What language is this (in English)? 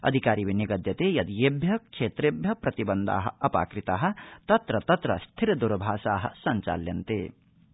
Sanskrit